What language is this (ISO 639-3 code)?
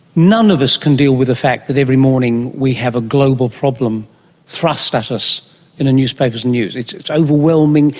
eng